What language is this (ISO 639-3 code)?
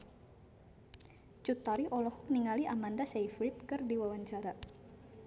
sun